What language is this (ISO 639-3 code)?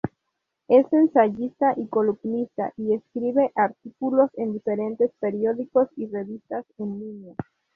spa